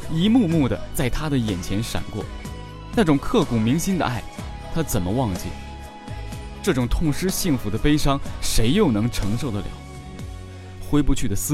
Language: Chinese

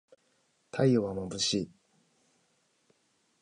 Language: Japanese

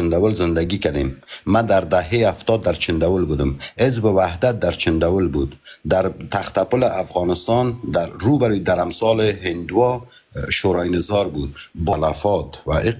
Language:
Persian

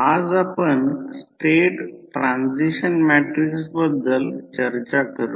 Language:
Marathi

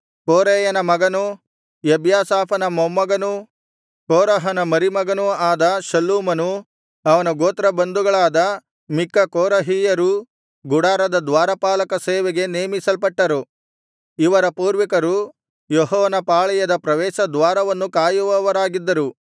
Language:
Kannada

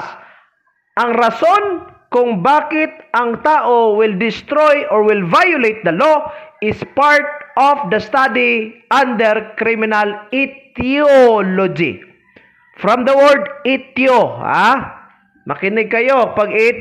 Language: Filipino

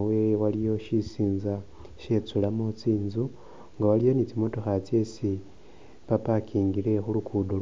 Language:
Masaaba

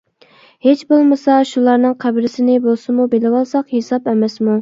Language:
Uyghur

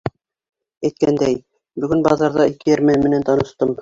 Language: Bashkir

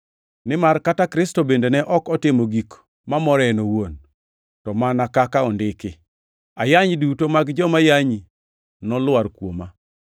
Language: Luo (Kenya and Tanzania)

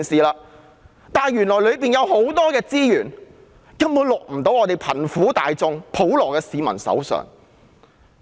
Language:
Cantonese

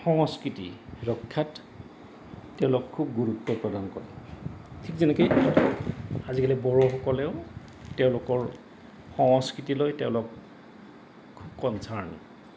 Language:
Assamese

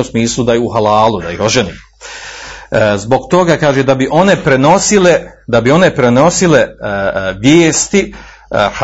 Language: Croatian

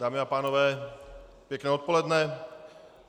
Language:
Czech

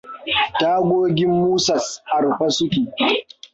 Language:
Hausa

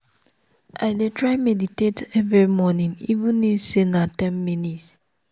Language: Nigerian Pidgin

